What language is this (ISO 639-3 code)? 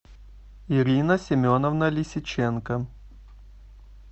rus